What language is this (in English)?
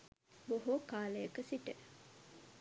Sinhala